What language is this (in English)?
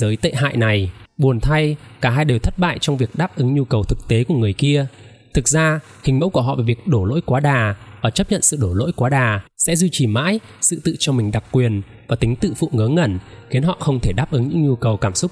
Vietnamese